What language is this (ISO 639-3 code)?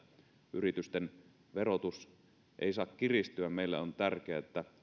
fin